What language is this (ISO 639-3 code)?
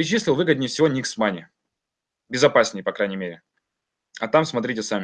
rus